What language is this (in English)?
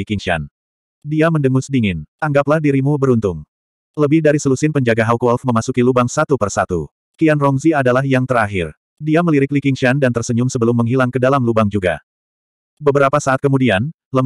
Indonesian